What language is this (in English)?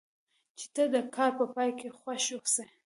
Pashto